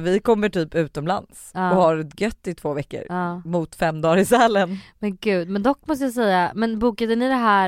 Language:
Swedish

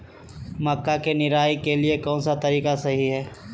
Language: Magahi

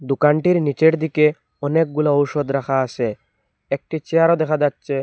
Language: Bangla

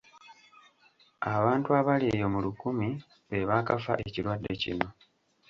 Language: Ganda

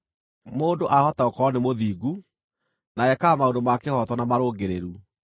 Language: Kikuyu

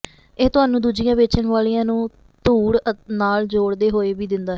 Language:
Punjabi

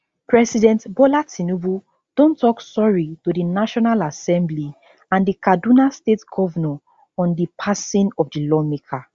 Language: Nigerian Pidgin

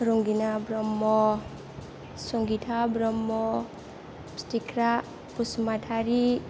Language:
Bodo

